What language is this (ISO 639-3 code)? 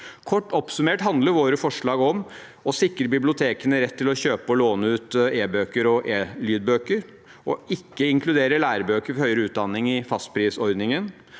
nor